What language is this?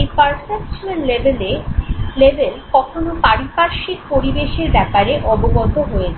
Bangla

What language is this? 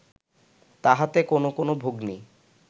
Bangla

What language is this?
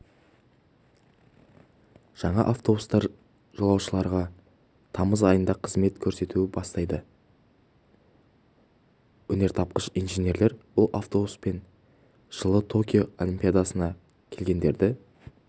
Kazakh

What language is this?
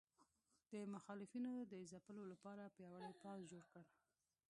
Pashto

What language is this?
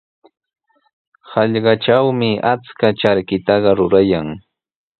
Sihuas Ancash Quechua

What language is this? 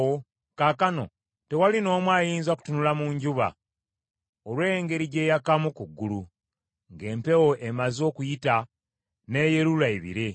Ganda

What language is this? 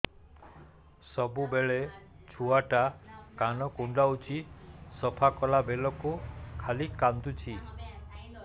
Odia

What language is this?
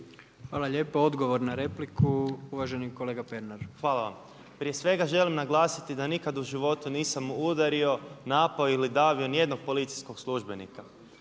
Croatian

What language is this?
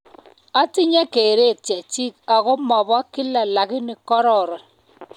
Kalenjin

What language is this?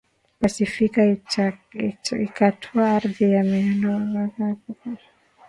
Swahili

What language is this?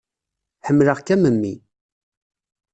Kabyle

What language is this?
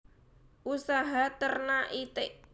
Javanese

